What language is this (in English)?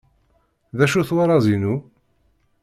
Kabyle